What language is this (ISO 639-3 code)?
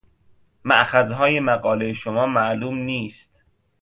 fas